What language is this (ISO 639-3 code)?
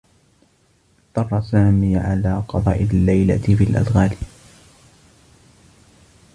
ara